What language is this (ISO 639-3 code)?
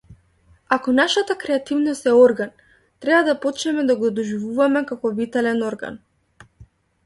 mkd